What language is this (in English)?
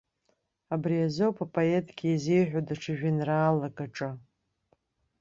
Abkhazian